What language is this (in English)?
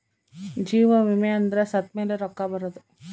Kannada